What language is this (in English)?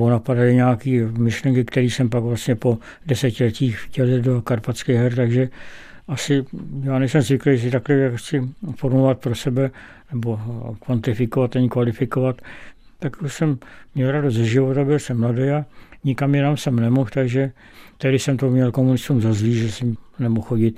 Czech